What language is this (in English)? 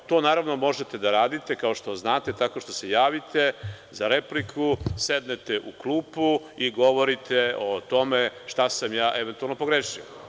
Serbian